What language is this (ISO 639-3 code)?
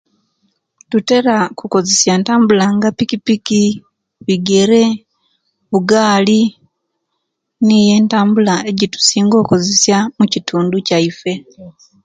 lke